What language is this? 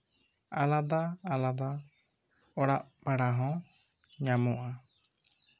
Santali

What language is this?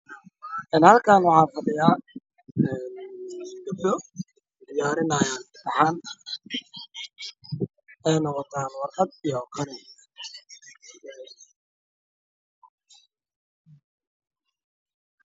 Somali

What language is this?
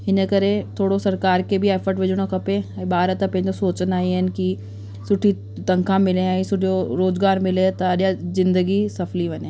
Sindhi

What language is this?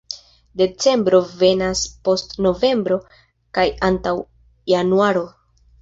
Esperanto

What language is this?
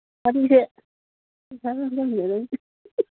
Manipuri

